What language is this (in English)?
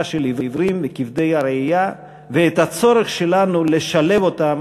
Hebrew